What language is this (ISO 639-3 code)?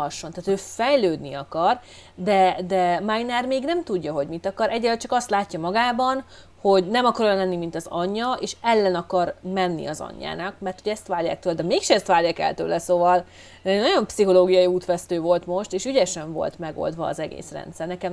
hun